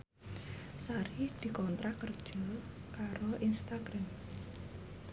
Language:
Javanese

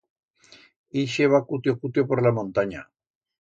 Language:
Aragonese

